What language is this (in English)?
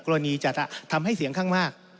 Thai